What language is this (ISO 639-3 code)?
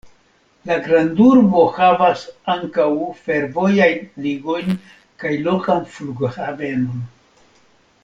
epo